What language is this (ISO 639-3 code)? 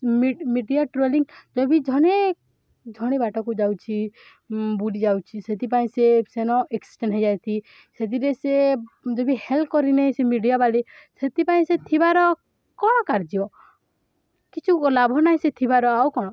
ori